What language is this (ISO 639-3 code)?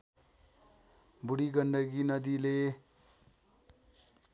nep